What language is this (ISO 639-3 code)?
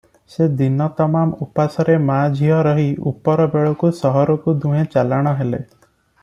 ori